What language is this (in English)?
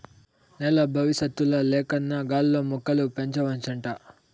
Telugu